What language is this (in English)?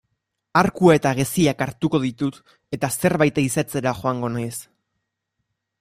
Basque